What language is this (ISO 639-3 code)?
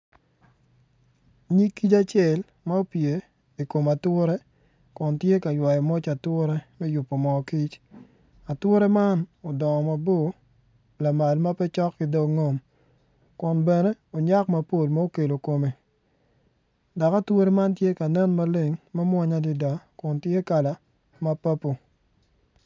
ach